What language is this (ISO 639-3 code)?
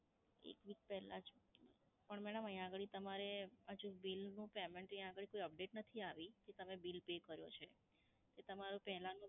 guj